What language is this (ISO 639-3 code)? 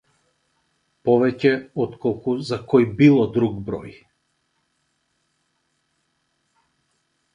mkd